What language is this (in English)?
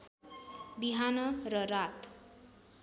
Nepali